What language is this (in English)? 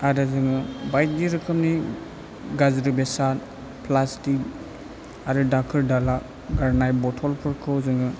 Bodo